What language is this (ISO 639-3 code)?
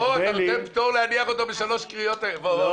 heb